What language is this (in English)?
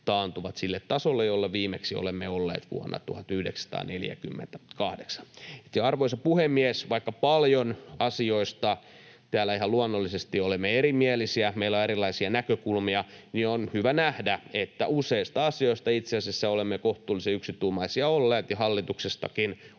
Finnish